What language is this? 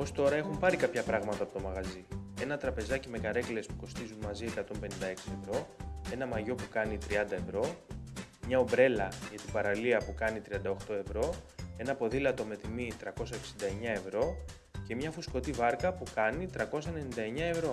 Greek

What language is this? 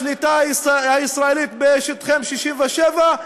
Hebrew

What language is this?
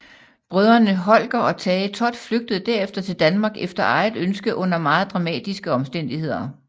Danish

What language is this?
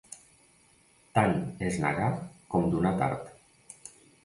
Catalan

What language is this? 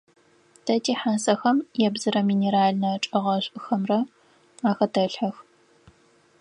Adyghe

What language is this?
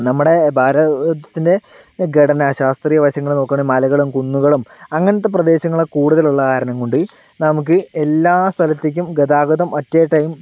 Malayalam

